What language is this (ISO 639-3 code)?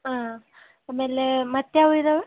kan